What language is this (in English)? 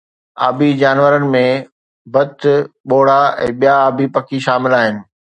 Sindhi